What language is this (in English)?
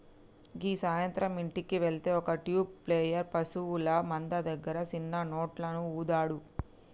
Telugu